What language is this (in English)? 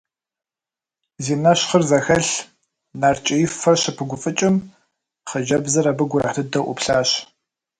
Kabardian